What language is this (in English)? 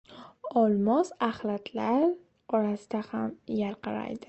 Uzbek